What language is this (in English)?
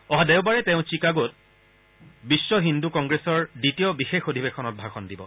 Assamese